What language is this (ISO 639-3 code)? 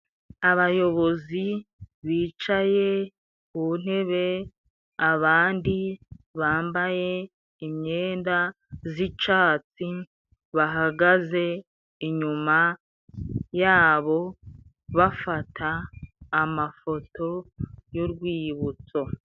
kin